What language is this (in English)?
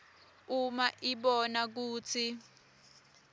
Swati